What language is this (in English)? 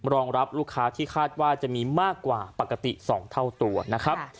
Thai